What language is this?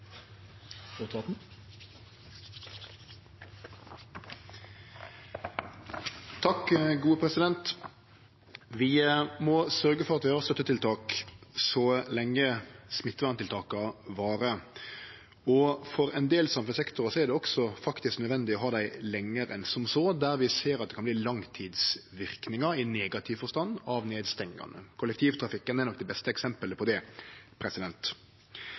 Norwegian Nynorsk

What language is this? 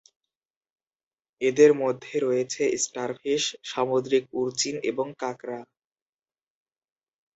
Bangla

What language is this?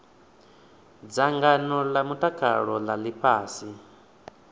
Venda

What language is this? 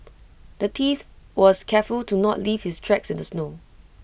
English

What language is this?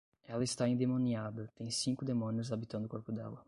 Portuguese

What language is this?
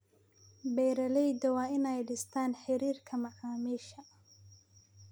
Somali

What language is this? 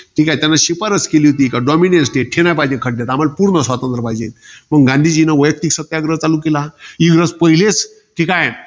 Marathi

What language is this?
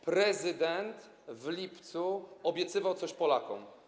Polish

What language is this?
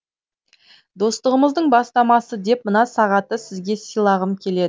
Kazakh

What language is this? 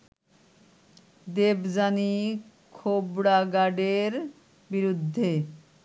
Bangla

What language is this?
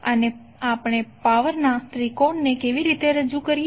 Gujarati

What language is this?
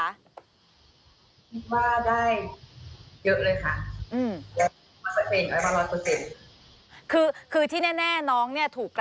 Thai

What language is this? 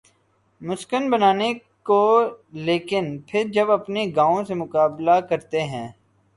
Urdu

